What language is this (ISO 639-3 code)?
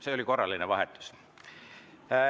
est